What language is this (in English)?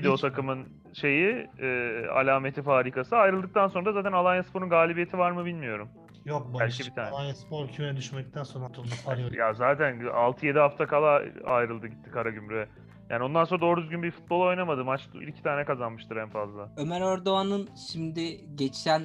Turkish